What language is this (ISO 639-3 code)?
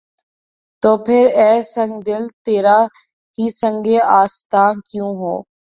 urd